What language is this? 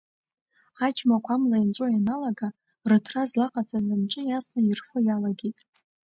Abkhazian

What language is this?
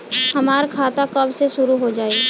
Bhojpuri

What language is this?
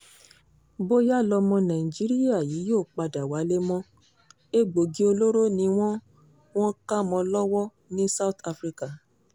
Yoruba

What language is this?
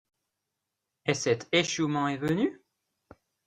French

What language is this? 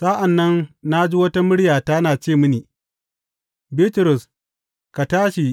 Hausa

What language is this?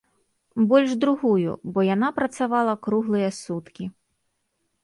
Belarusian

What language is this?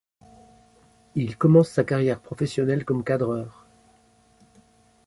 French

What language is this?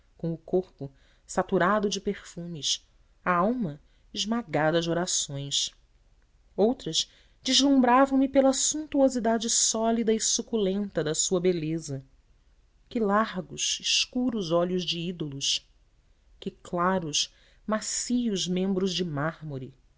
Portuguese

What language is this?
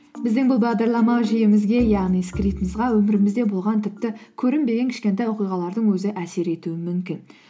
Kazakh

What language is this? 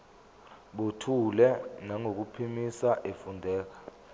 Zulu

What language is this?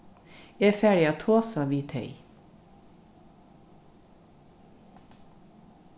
Faroese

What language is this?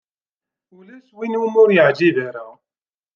Kabyle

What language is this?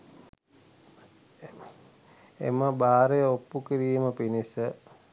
Sinhala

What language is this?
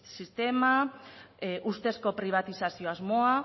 Basque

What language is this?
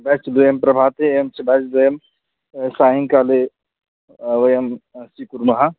Sanskrit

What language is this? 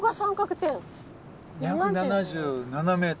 Japanese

